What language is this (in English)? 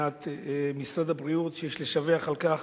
Hebrew